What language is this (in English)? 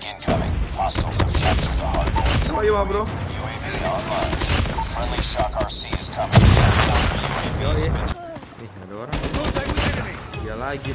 Indonesian